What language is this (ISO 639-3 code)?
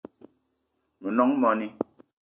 eto